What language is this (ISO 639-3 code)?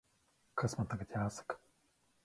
lav